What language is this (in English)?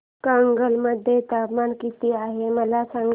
Marathi